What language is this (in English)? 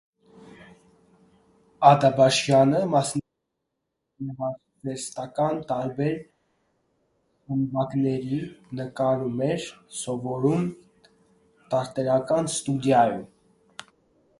Armenian